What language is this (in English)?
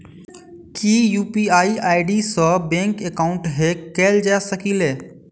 Maithili